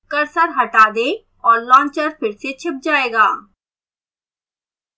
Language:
Hindi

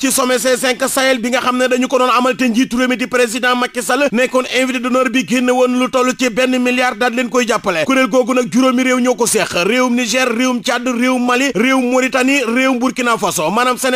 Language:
French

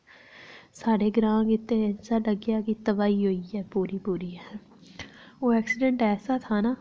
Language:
Dogri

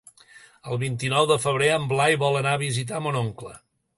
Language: Catalan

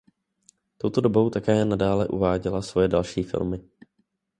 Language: Czech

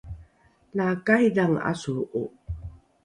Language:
Rukai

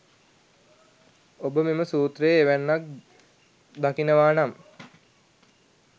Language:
Sinhala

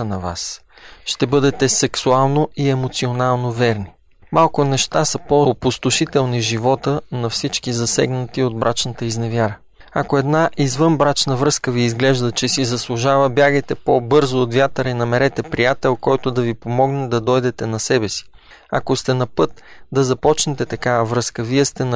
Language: Bulgarian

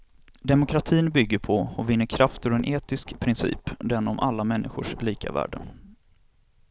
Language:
Swedish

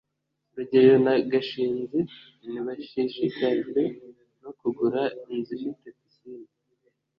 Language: Kinyarwanda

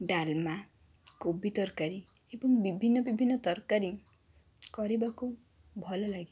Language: Odia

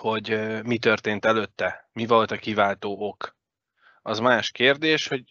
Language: Hungarian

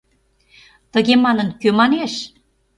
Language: Mari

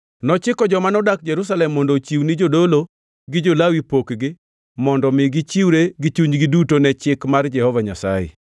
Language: Luo (Kenya and Tanzania)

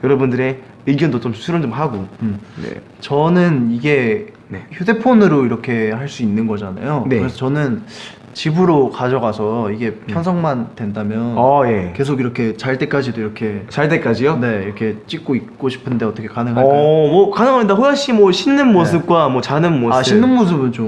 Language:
Korean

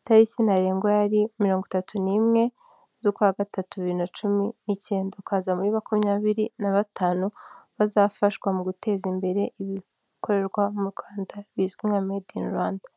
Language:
Kinyarwanda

